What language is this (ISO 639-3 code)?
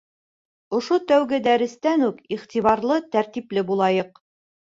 bak